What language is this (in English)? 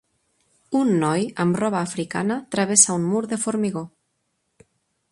Catalan